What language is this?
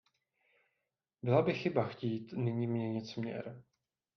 Czech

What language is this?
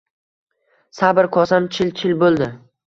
Uzbek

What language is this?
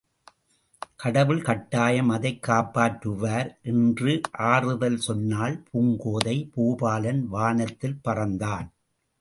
Tamil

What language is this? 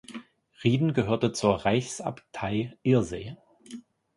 German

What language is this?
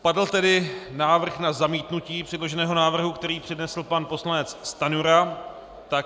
Czech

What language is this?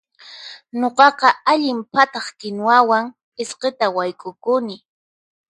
Puno Quechua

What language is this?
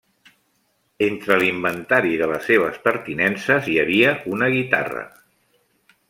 Catalan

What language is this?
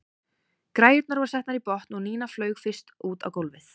Icelandic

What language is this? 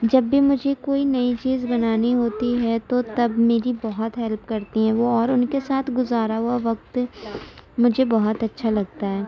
Urdu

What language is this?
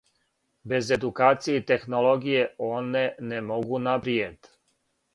Serbian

